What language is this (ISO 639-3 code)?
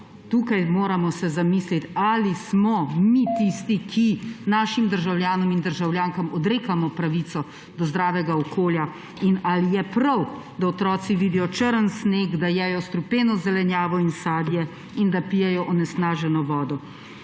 slv